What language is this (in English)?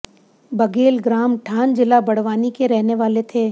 Hindi